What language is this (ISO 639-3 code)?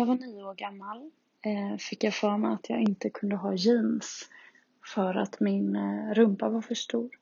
swe